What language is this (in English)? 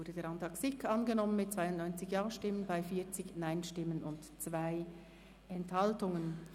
Swiss German